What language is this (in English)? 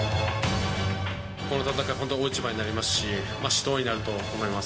Japanese